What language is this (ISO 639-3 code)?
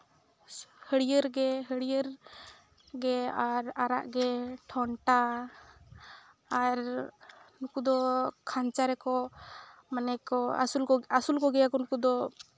sat